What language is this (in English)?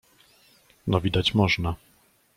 Polish